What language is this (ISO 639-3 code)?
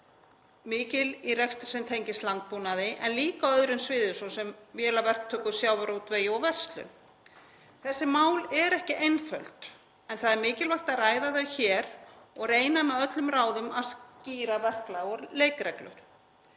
isl